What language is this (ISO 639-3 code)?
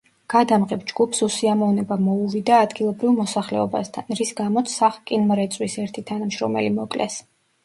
kat